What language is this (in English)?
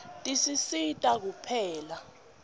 Swati